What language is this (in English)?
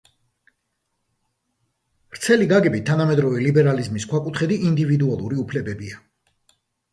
Georgian